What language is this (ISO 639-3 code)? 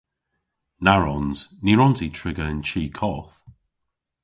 cor